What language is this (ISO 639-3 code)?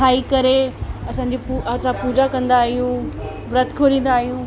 snd